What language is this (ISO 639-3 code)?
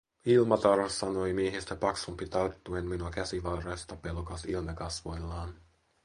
fin